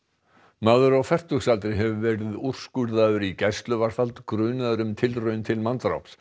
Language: Icelandic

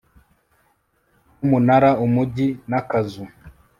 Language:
Kinyarwanda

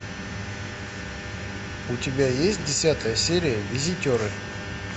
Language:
Russian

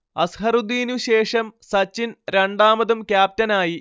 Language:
Malayalam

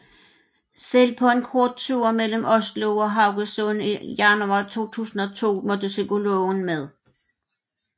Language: Danish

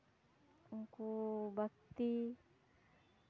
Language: Santali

